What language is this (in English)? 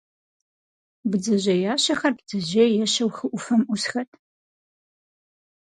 Kabardian